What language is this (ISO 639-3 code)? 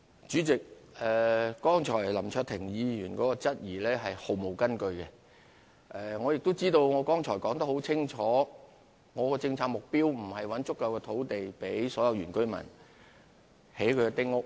yue